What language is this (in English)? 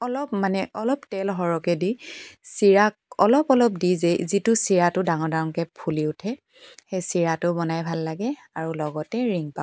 Assamese